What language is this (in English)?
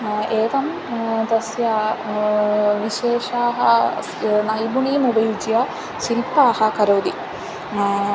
Sanskrit